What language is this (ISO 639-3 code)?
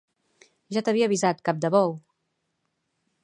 cat